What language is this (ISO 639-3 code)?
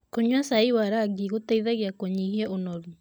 kik